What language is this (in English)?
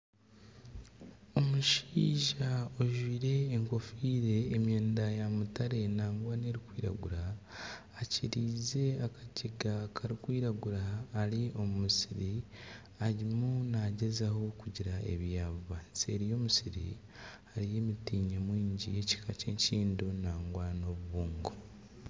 Nyankole